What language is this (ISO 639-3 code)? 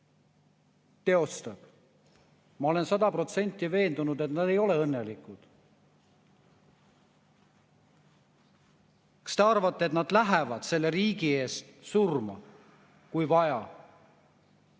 est